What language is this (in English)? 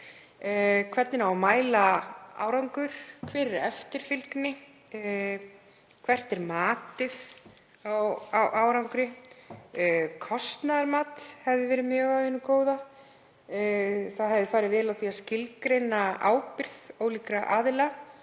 Icelandic